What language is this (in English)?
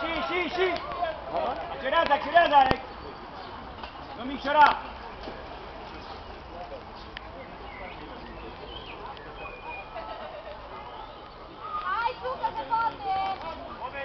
Romanian